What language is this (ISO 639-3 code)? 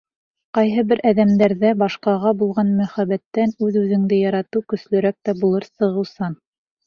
bak